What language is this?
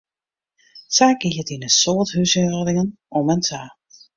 Western Frisian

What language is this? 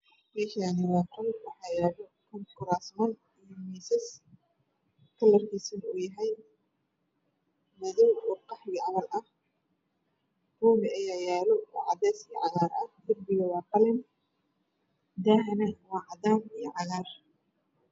Somali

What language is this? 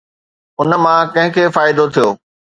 Sindhi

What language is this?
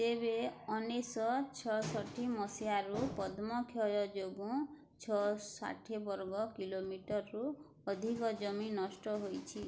Odia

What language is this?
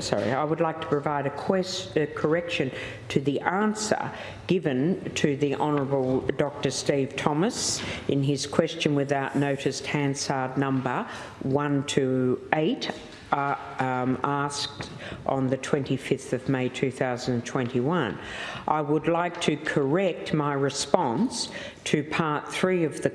English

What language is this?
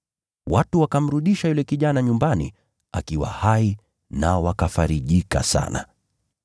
Swahili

